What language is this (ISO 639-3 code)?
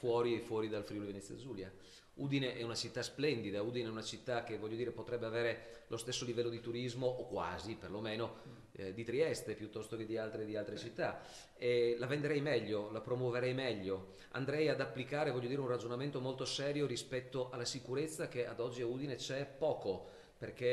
ita